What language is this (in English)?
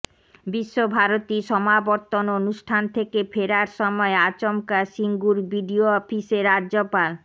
Bangla